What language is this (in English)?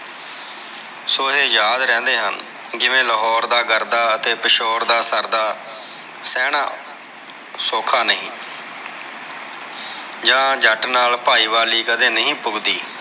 Punjabi